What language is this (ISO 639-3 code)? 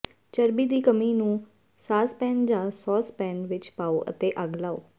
pan